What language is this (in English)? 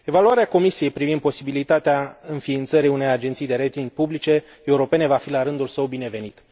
Romanian